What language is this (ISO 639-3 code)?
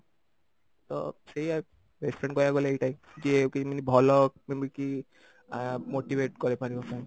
ori